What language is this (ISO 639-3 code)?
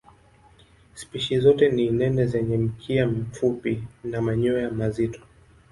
swa